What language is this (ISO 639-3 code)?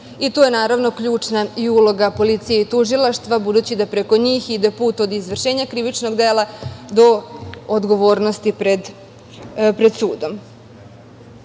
srp